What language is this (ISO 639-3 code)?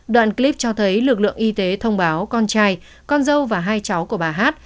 vie